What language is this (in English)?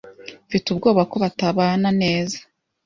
Kinyarwanda